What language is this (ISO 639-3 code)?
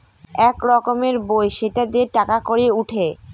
ben